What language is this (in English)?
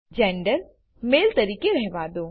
Gujarati